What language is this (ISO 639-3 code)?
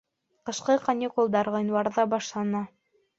bak